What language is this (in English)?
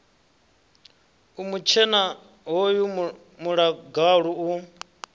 Venda